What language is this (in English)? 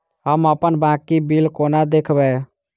Maithili